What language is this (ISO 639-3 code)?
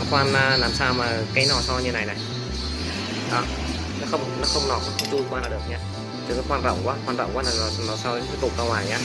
vie